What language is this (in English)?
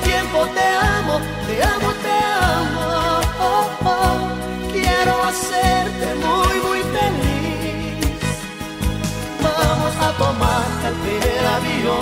Portuguese